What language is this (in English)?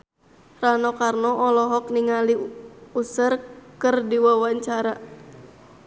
Sundanese